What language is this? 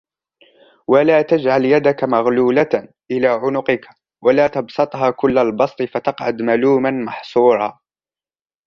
Arabic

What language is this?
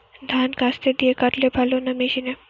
Bangla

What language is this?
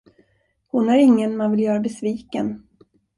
Swedish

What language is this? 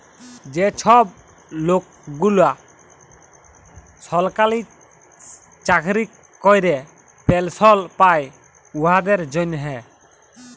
Bangla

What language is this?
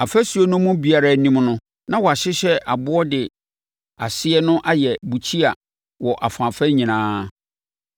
Akan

